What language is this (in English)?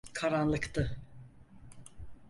Turkish